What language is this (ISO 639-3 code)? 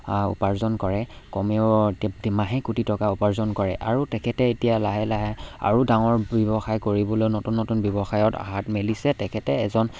asm